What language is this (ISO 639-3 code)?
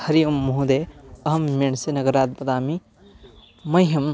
san